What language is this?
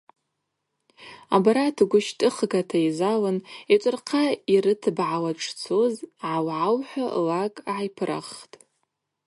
Abaza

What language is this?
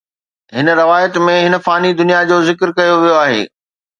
Sindhi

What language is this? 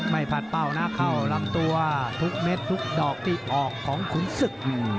Thai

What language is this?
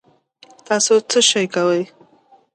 Pashto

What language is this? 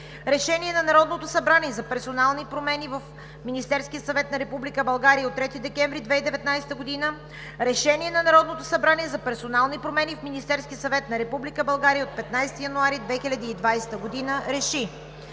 Bulgarian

